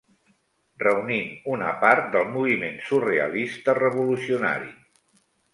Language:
Catalan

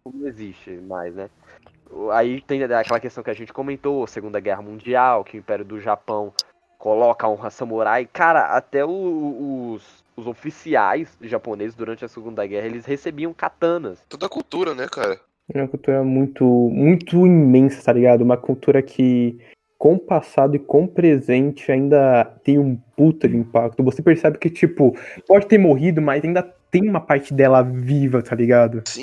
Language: Portuguese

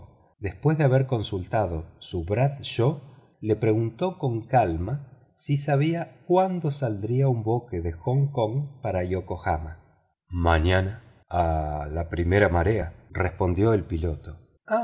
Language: Spanish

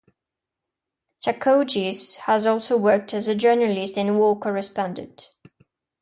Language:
English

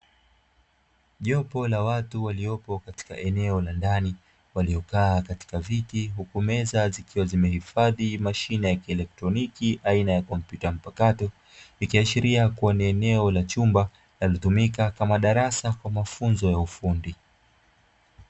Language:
Swahili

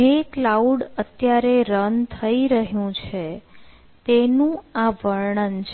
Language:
Gujarati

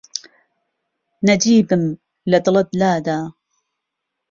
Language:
Central Kurdish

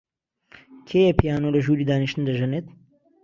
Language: Central Kurdish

